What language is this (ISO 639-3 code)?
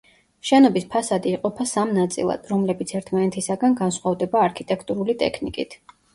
kat